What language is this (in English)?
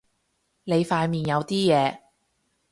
Cantonese